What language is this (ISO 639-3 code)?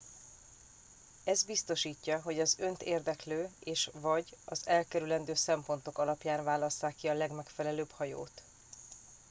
hun